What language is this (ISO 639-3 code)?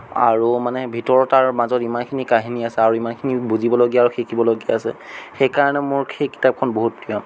asm